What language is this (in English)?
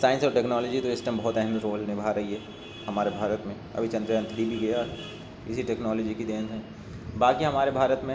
Urdu